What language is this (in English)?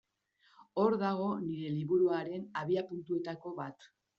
Basque